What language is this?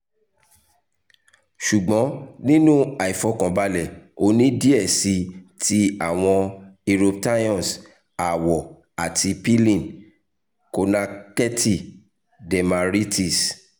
Yoruba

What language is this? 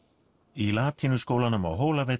Icelandic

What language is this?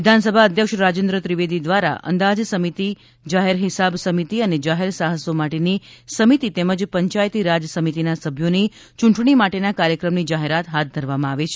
Gujarati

